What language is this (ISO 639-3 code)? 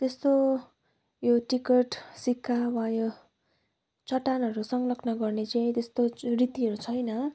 nep